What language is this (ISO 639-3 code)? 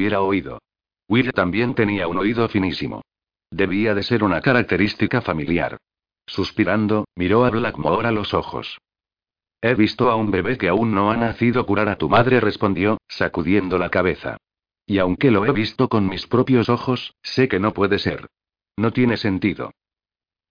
spa